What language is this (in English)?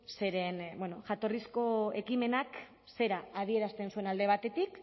Basque